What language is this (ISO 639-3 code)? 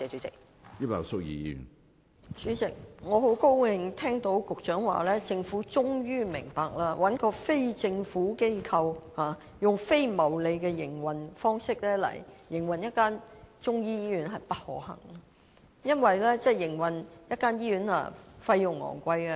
yue